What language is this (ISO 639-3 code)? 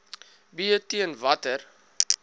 afr